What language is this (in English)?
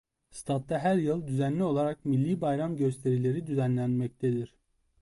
Turkish